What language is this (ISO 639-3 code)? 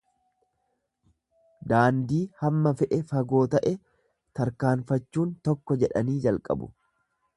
orm